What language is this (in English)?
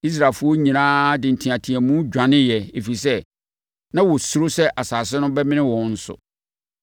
Akan